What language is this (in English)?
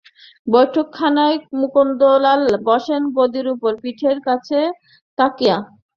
Bangla